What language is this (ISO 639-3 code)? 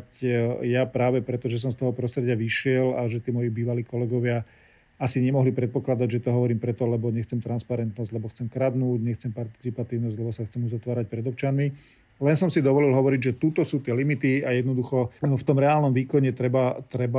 slk